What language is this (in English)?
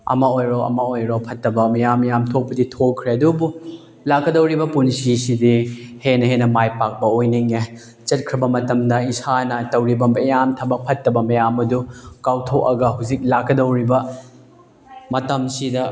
Manipuri